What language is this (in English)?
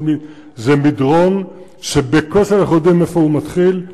Hebrew